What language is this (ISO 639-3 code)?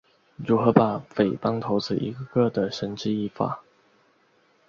zho